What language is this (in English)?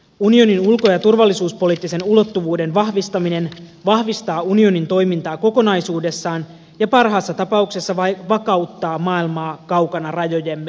Finnish